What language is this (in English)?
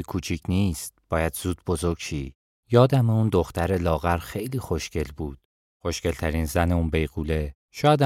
Persian